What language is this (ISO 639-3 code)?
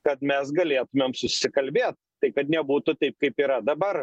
lit